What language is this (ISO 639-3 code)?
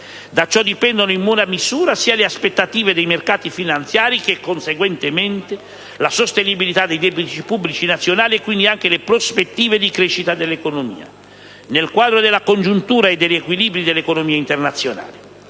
ita